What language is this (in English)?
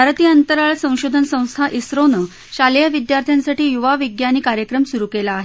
Marathi